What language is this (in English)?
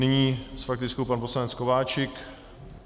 Czech